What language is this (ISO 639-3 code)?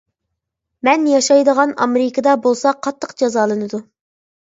uig